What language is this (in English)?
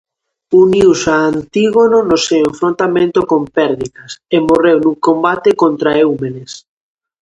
Galician